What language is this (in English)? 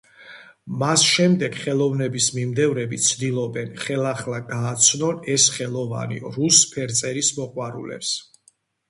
Georgian